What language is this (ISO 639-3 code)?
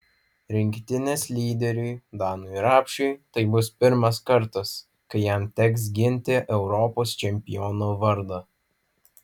lit